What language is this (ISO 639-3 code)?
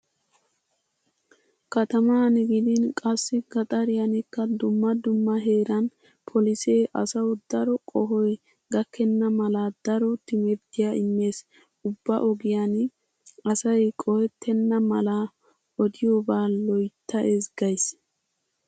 wal